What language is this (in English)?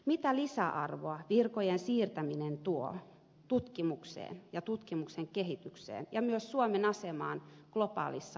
Finnish